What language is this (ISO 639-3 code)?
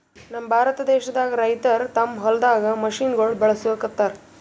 kan